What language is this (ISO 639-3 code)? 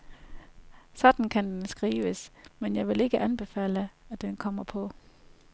dan